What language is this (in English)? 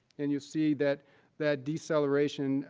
English